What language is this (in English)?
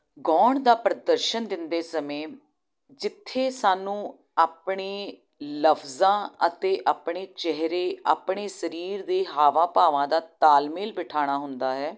Punjabi